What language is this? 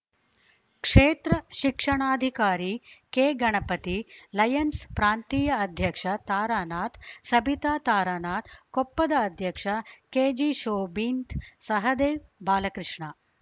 Kannada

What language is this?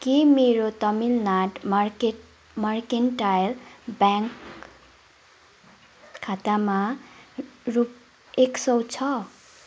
Nepali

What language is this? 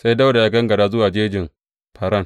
Hausa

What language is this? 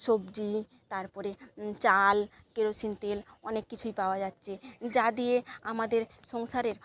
Bangla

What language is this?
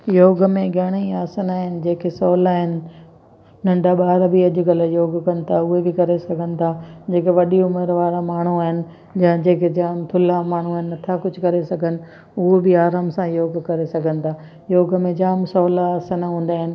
Sindhi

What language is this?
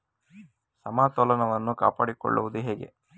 Kannada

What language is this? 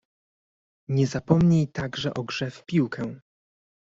Polish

